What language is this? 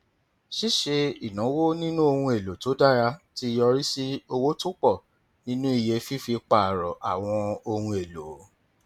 Yoruba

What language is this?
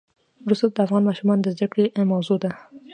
Pashto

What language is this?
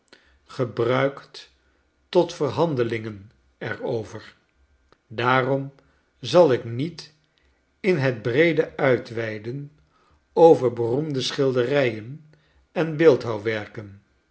Dutch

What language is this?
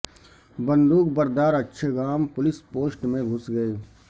Urdu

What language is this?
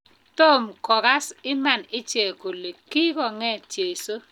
Kalenjin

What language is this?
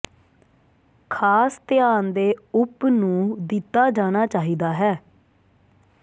Punjabi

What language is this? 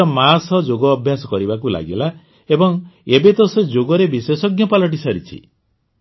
Odia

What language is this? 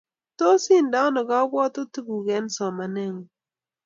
Kalenjin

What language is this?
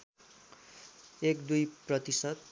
Nepali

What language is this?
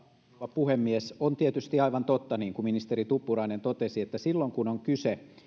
Finnish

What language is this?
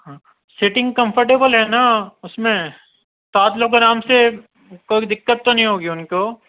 Urdu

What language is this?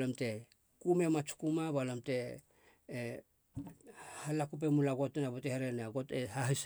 Halia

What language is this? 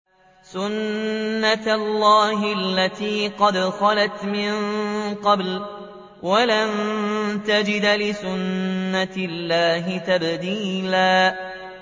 Arabic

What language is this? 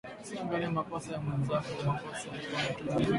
Swahili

